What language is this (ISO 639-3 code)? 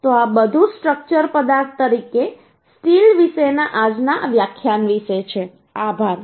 guj